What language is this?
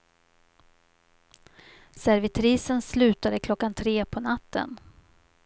Swedish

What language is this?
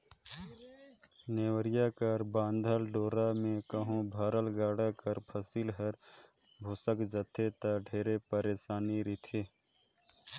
Chhattisgarhi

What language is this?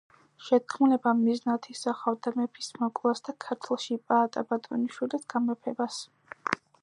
Georgian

